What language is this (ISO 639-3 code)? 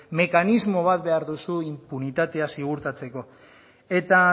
eus